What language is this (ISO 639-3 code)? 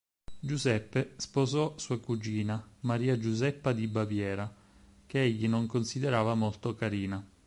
ita